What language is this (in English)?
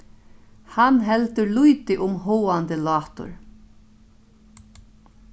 Faroese